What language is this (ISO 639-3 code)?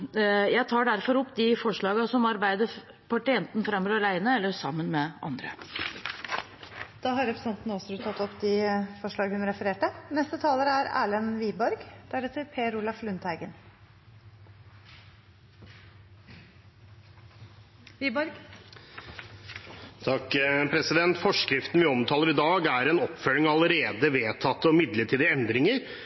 nor